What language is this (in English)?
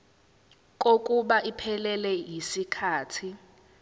Zulu